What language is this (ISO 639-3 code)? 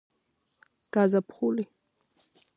kat